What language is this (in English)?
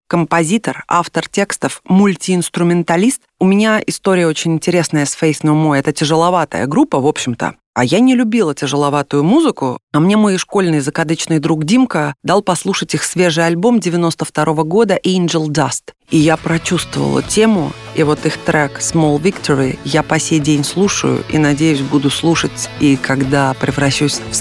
Russian